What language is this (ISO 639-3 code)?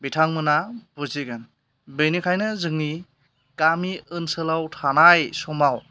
brx